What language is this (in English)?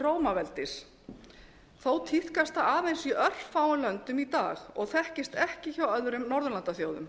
Icelandic